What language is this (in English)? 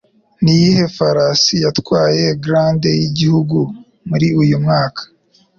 Kinyarwanda